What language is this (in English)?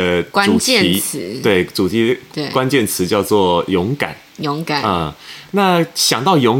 Chinese